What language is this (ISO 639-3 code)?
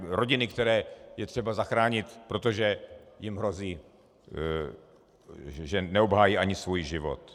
ces